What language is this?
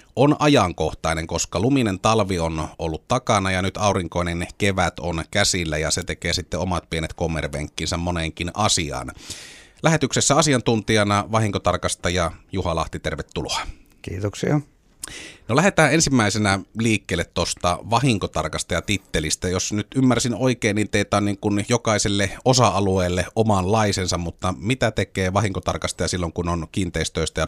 Finnish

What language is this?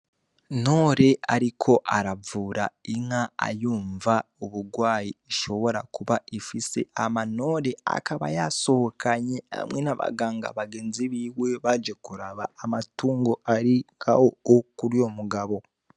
Rundi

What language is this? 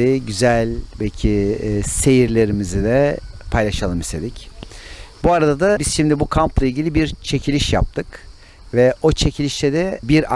Turkish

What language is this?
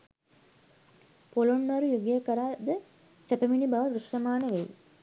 Sinhala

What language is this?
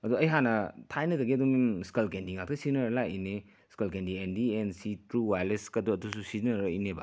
Manipuri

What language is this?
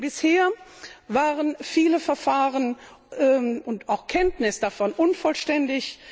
German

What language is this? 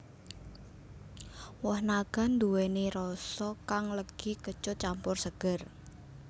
Javanese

